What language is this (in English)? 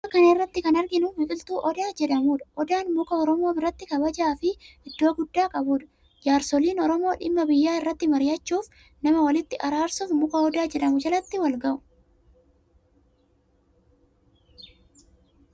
Oromo